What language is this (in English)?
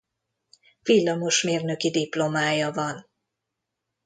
Hungarian